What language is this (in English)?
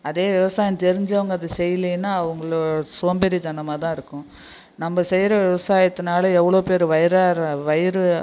Tamil